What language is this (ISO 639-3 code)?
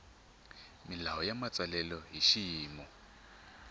tso